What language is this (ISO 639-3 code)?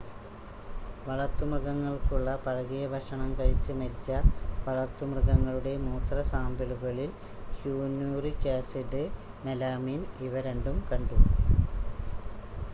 mal